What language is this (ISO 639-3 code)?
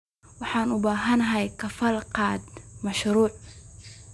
som